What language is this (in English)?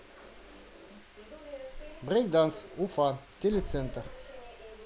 Russian